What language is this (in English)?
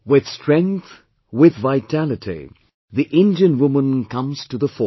English